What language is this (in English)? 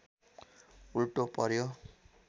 Nepali